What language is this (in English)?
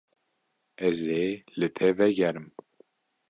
Kurdish